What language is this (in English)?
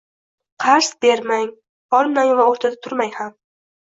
Uzbek